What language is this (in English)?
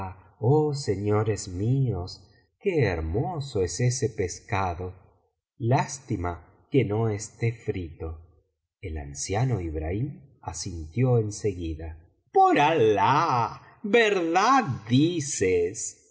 Spanish